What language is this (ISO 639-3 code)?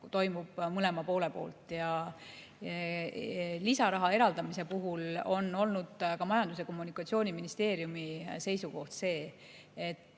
est